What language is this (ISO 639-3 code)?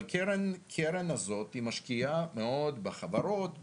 heb